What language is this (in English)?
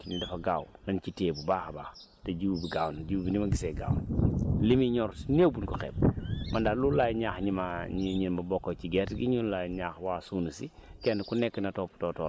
Wolof